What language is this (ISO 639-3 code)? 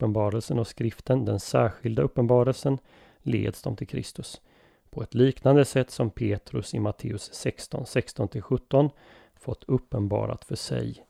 swe